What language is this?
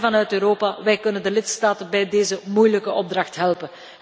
Dutch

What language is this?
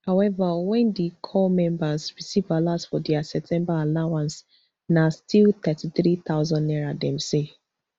Nigerian Pidgin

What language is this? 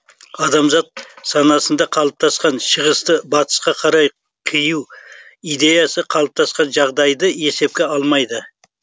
Kazakh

